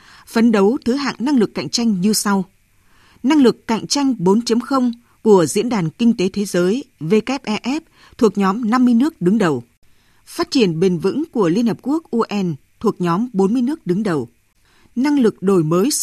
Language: Vietnamese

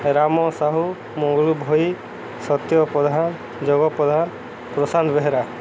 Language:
Odia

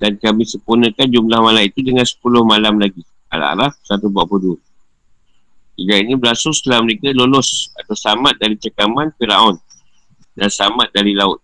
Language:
Malay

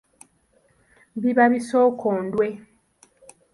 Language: Ganda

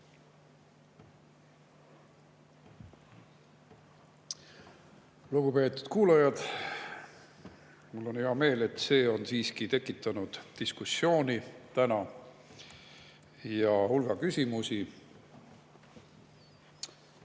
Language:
Estonian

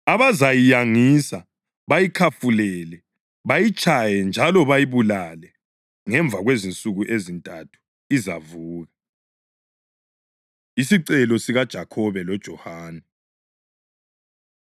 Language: North Ndebele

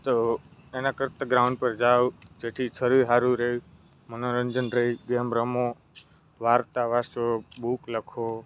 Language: Gujarati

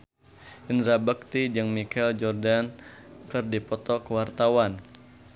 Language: Sundanese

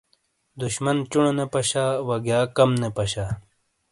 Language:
Shina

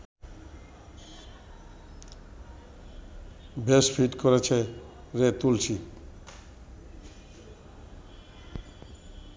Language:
Bangla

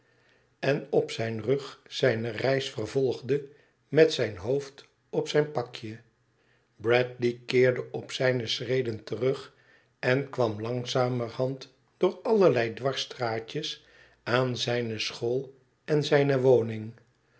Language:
Dutch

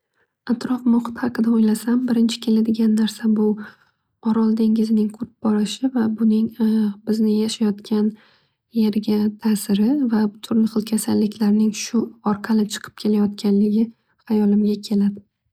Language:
Uzbek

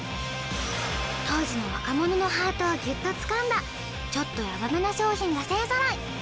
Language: Japanese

